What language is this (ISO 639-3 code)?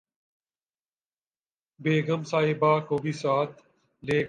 urd